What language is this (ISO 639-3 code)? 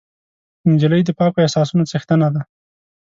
pus